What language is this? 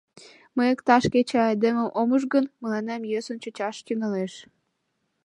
Mari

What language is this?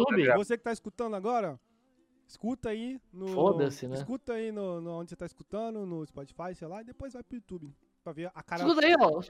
Portuguese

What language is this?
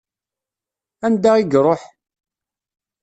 Kabyle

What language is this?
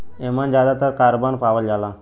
Bhojpuri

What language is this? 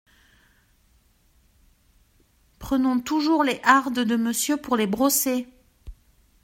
French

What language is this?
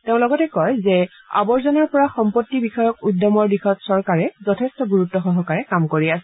Assamese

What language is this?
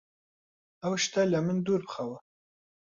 Central Kurdish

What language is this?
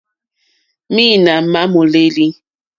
Mokpwe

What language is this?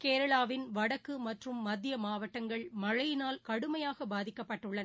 Tamil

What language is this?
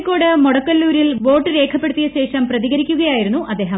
Malayalam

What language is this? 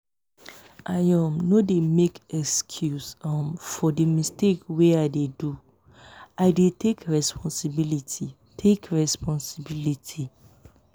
Nigerian Pidgin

